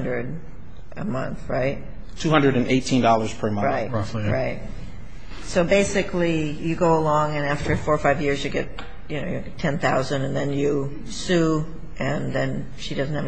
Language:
English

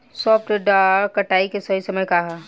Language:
Bhojpuri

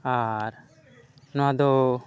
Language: Santali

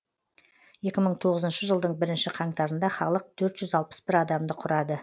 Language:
Kazakh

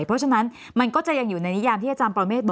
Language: Thai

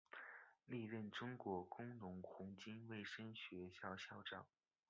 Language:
Chinese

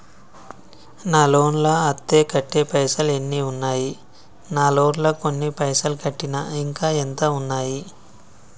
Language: Telugu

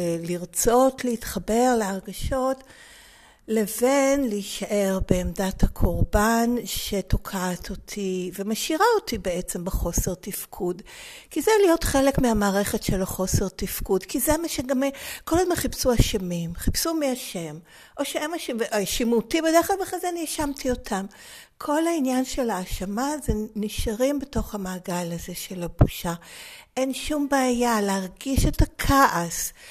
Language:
Hebrew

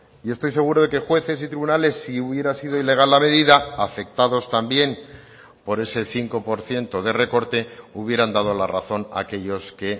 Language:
Spanish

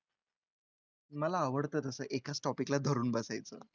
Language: Marathi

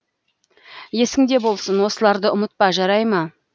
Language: Kazakh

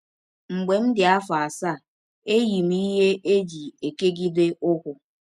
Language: Igbo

